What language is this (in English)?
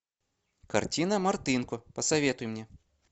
Russian